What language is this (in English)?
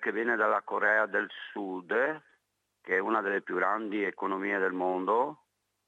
Italian